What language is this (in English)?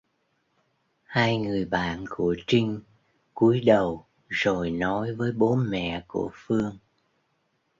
Vietnamese